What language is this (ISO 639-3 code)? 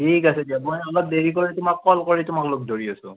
asm